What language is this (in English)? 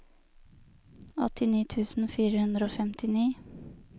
Norwegian